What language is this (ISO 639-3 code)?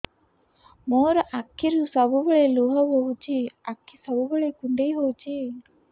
ori